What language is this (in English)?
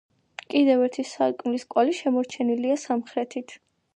Georgian